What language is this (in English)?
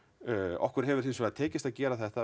Icelandic